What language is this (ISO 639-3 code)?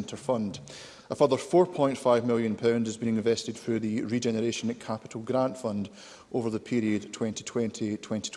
eng